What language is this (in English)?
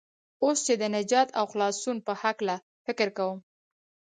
Pashto